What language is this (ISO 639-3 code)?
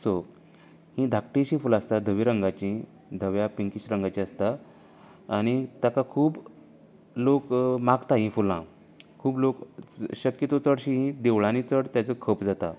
kok